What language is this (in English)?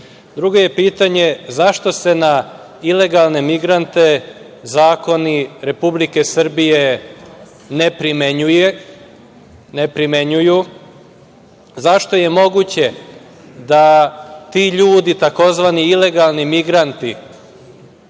Serbian